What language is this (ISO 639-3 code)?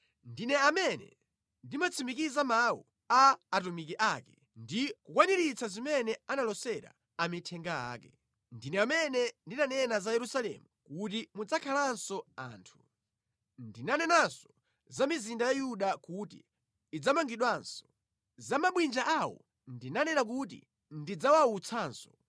nya